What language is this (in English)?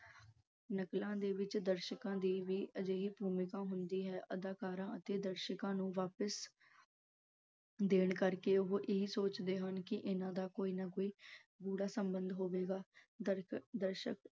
Punjabi